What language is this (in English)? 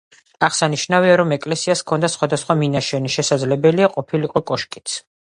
Georgian